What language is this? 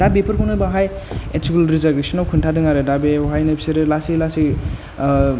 Bodo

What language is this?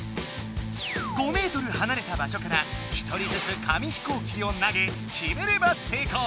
Japanese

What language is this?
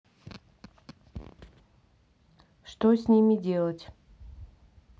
Russian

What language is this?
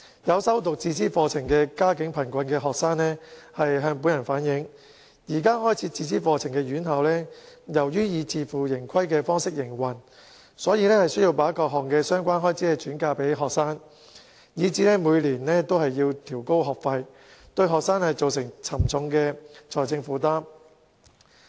Cantonese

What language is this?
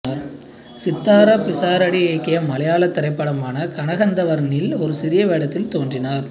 Tamil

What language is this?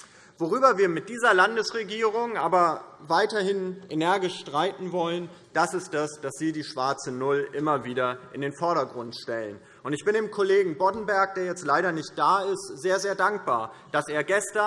German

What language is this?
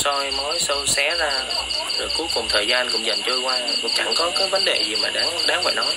Vietnamese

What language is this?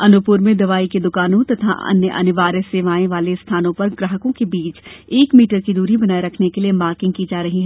Hindi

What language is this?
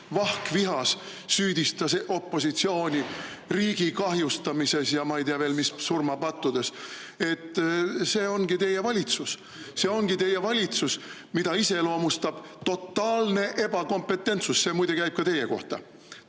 Estonian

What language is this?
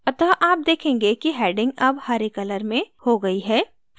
Hindi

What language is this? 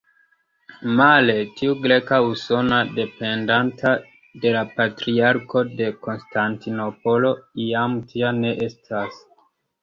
Esperanto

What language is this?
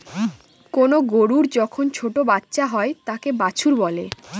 Bangla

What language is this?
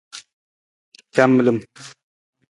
Nawdm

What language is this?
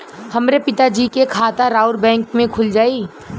Bhojpuri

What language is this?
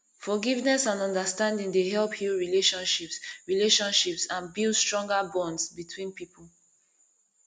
Nigerian Pidgin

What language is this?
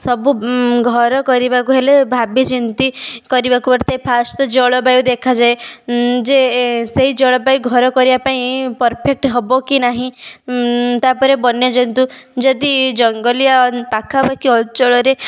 Odia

